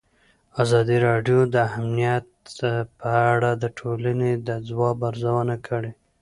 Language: Pashto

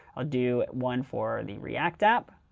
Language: English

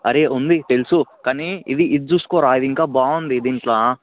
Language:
Telugu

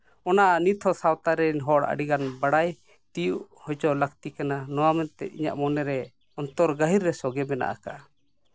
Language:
Santali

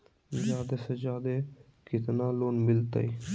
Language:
Magahi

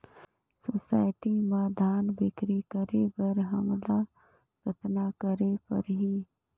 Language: Chhattisgarhi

